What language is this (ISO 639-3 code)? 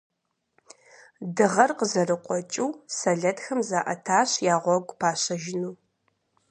kbd